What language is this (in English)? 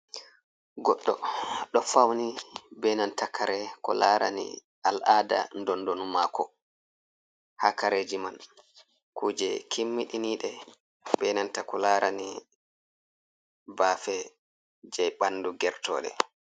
Fula